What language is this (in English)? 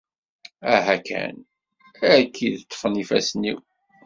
Kabyle